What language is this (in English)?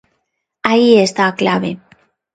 Galician